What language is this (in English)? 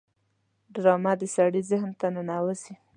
Pashto